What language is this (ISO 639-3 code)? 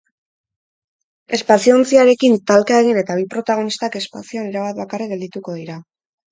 eus